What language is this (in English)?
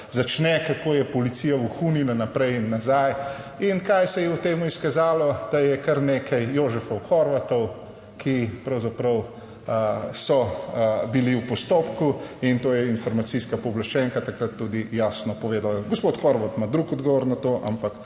Slovenian